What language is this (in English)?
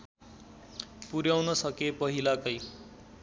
Nepali